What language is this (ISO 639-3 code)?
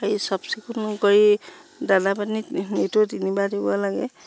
asm